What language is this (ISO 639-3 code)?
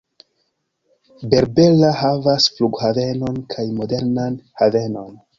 epo